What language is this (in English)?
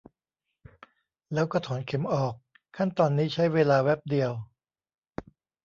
Thai